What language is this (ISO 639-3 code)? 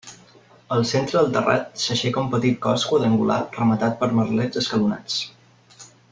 cat